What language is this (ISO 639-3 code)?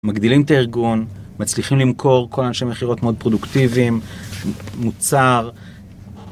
heb